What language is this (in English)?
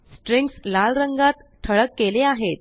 Marathi